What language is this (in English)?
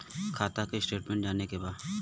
Bhojpuri